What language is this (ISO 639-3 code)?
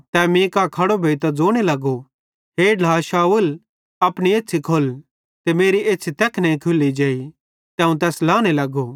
bhd